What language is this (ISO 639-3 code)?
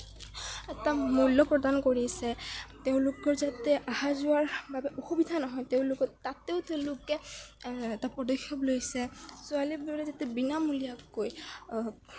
asm